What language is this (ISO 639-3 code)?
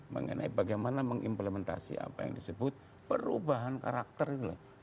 ind